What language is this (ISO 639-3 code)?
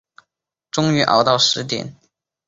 zho